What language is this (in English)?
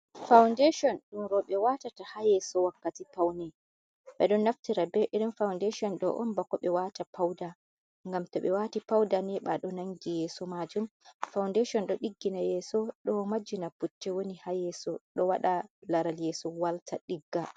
Fula